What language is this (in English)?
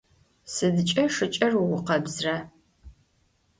Adyghe